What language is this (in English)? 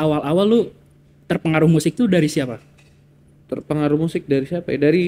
Indonesian